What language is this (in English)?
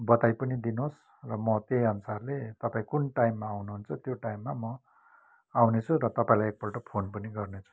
Nepali